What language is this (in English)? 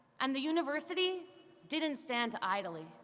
English